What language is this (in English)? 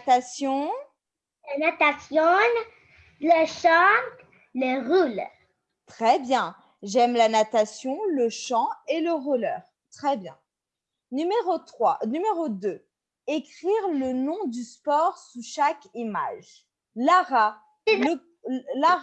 French